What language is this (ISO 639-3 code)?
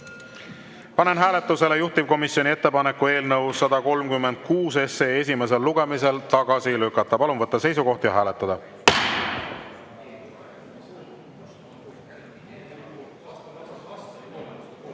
est